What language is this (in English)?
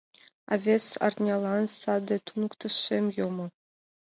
Mari